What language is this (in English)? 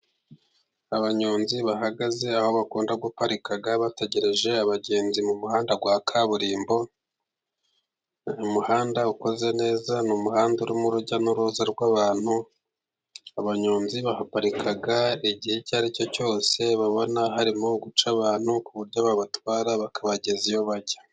Kinyarwanda